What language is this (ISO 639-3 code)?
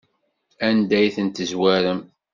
kab